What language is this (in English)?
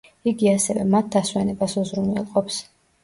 Georgian